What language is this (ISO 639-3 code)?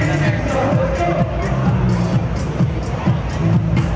tha